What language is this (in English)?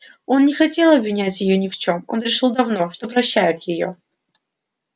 Russian